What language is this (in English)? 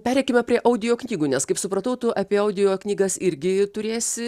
Lithuanian